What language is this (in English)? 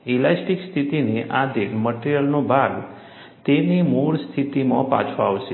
Gujarati